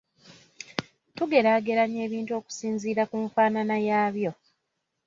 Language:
Ganda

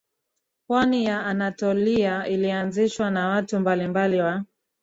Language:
Swahili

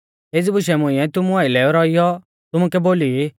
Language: Mahasu Pahari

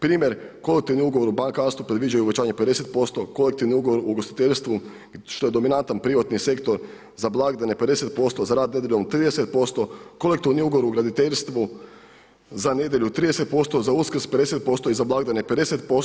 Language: Croatian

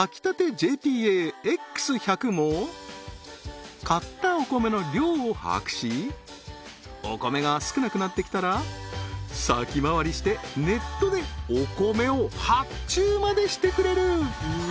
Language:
Japanese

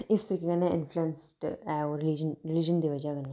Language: Dogri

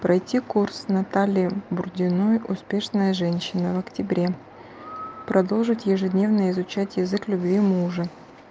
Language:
Russian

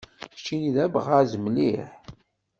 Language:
Kabyle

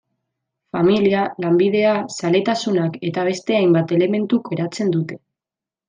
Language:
Basque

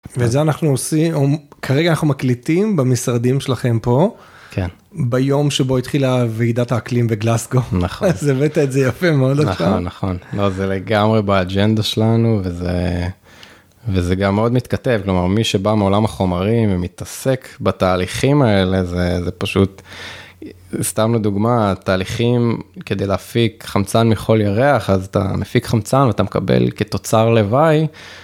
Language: Hebrew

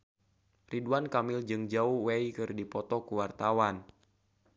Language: Sundanese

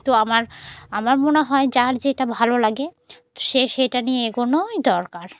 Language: Bangla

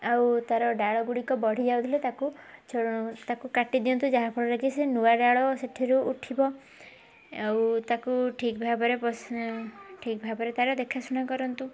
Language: Odia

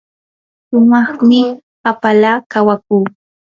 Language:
Yanahuanca Pasco Quechua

